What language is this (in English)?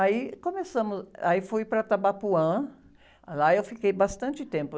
Portuguese